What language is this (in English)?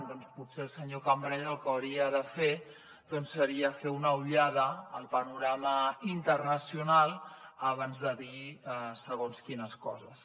Catalan